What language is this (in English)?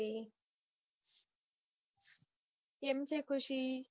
Gujarati